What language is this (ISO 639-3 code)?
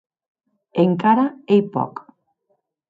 oci